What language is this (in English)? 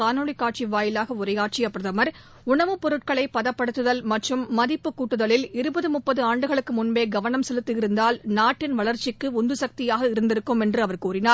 Tamil